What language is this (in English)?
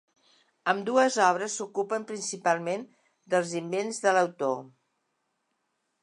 Catalan